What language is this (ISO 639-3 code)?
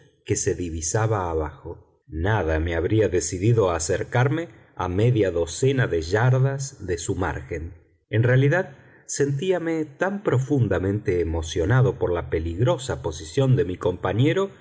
spa